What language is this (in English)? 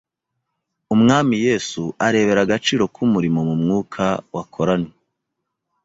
Kinyarwanda